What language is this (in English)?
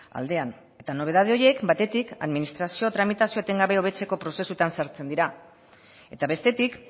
Basque